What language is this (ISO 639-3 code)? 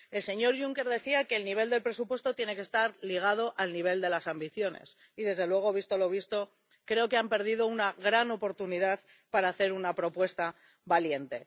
spa